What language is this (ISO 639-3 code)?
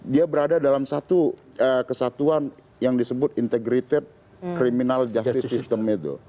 ind